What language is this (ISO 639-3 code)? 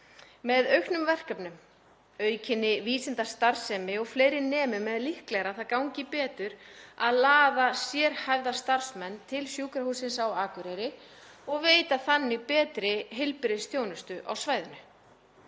isl